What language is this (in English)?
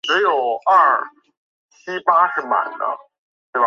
Chinese